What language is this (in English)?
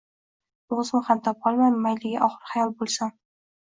Uzbek